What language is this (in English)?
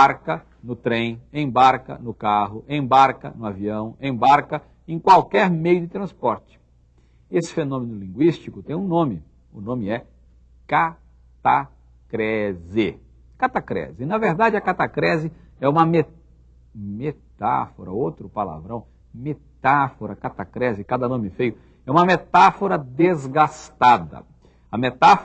Portuguese